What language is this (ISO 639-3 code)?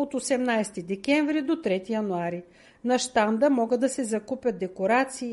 bul